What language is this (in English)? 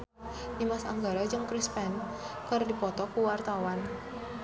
Sundanese